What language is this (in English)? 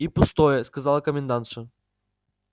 Russian